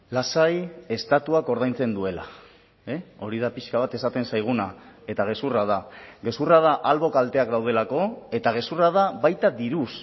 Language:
Basque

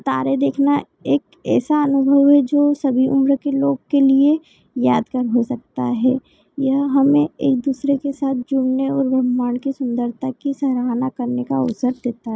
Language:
Hindi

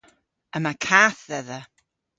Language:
Cornish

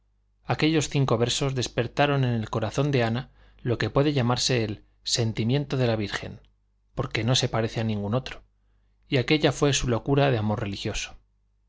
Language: Spanish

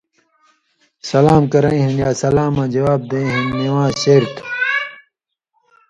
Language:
Indus Kohistani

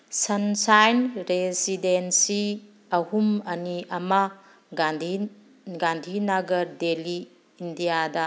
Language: Manipuri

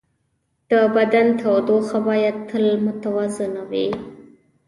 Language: Pashto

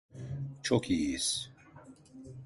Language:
Turkish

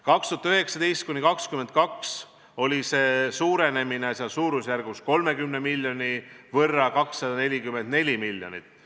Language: Estonian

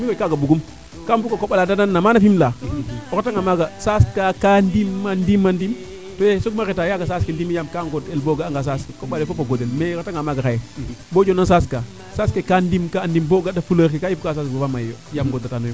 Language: Serer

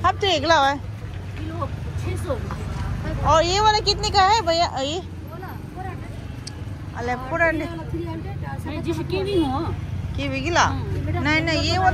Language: Korean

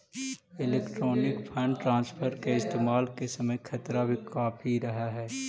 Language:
Magahi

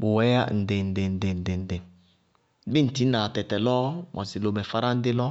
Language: Bago-Kusuntu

